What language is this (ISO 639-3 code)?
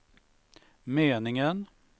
swe